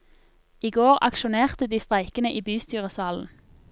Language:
Norwegian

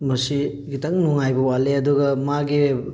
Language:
Manipuri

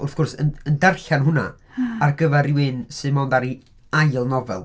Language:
Welsh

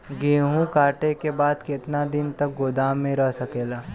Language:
Bhojpuri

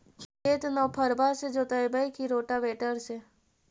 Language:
Magahi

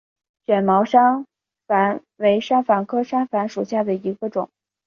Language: Chinese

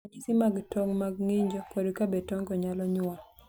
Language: Luo (Kenya and Tanzania)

